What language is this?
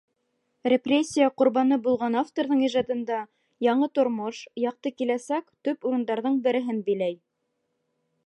Bashkir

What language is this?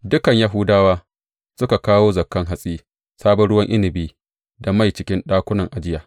Hausa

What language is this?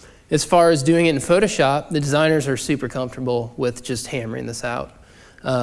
English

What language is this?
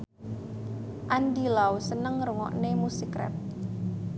Javanese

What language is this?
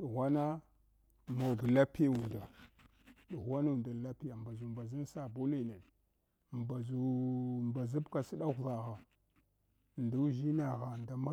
Hwana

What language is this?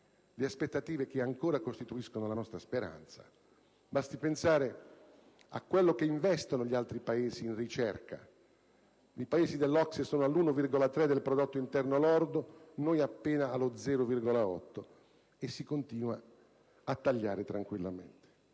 Italian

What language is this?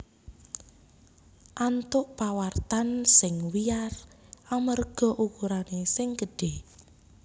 Javanese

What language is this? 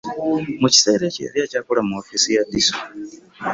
Ganda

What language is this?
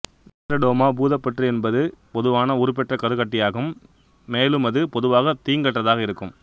Tamil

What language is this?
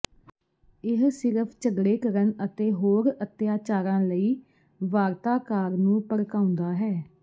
Punjabi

